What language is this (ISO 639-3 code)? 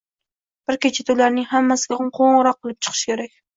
uzb